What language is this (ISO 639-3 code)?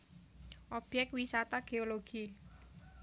jav